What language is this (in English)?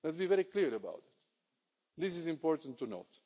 English